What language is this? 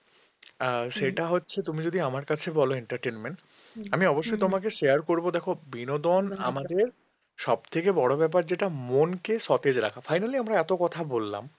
Bangla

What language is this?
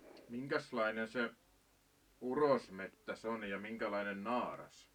Finnish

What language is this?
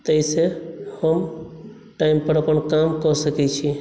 Maithili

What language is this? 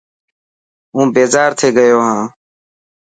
Dhatki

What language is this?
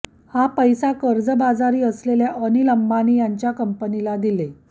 Marathi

